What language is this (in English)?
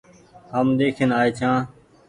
Goaria